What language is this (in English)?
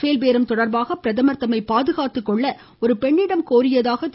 Tamil